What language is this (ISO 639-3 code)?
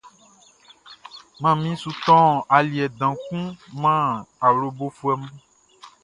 bci